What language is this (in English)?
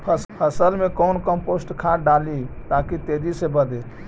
Magahi